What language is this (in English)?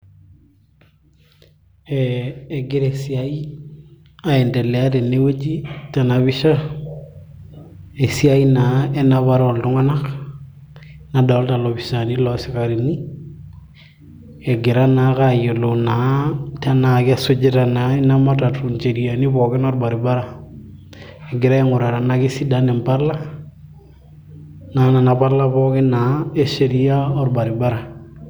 Masai